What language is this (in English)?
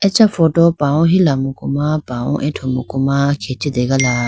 Idu-Mishmi